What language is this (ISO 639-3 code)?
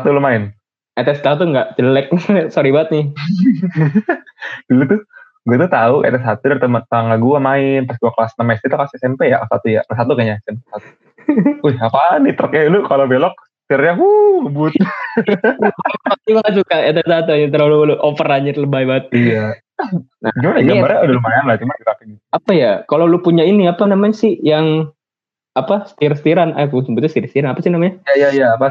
ind